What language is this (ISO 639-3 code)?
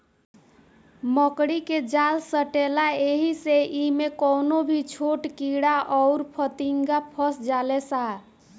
bho